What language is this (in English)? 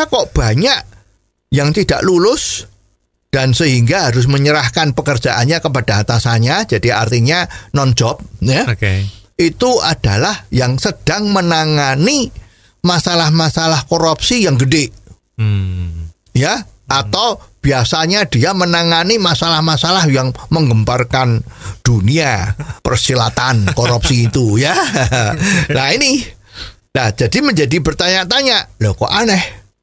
Indonesian